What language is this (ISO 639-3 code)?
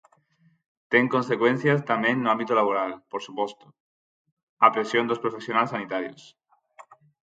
glg